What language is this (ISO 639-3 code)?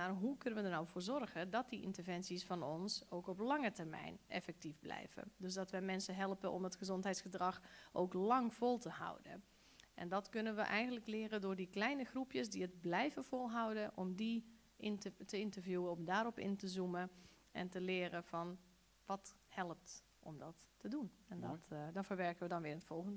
nld